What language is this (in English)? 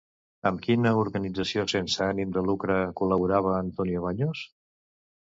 Catalan